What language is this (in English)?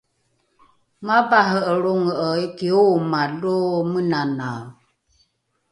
Rukai